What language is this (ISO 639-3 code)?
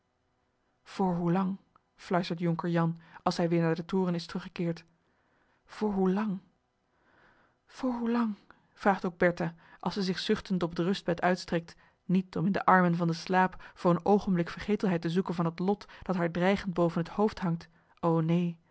nld